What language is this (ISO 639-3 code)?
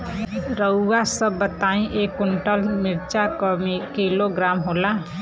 bho